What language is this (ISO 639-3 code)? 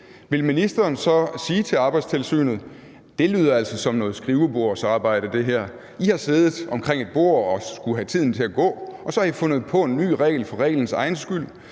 dan